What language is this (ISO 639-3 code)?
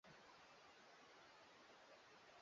swa